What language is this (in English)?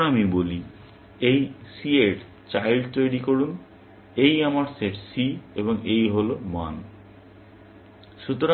Bangla